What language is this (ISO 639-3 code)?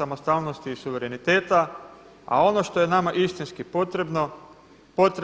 hrv